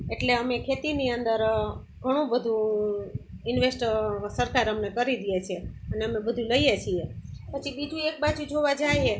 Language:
Gujarati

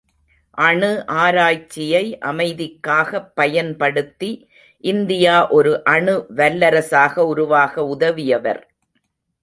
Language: Tamil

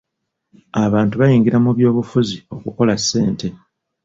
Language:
Ganda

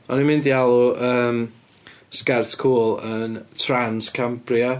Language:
Welsh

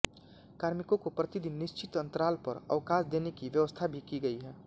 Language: Hindi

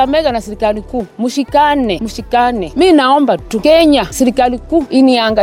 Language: Swahili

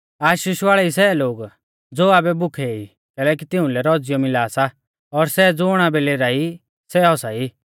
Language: Mahasu Pahari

